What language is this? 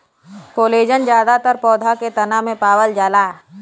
Bhojpuri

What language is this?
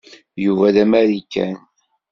Kabyle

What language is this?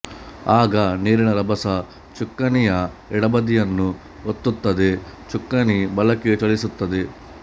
Kannada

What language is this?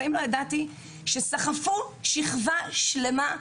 Hebrew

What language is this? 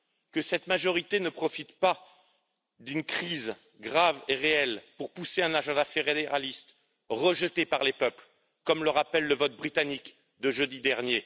French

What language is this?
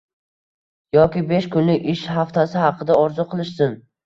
Uzbek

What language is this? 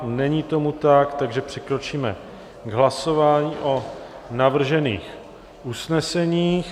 Czech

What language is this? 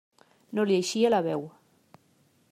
Catalan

